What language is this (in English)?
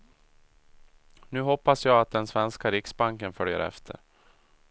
Swedish